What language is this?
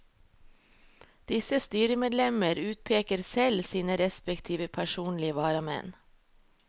Norwegian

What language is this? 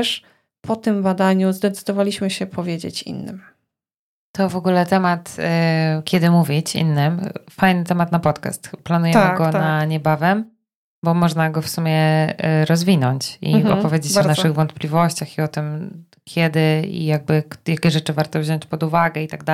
Polish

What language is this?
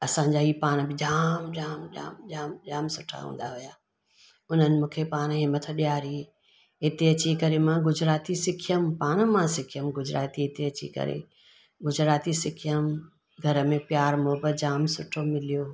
Sindhi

